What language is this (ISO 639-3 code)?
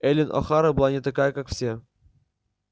rus